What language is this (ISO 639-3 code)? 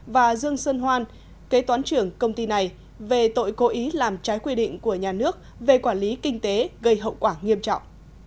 vie